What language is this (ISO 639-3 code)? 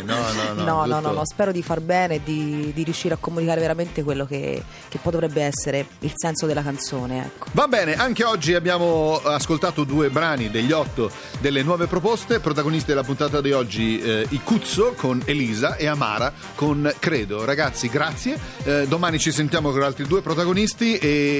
ita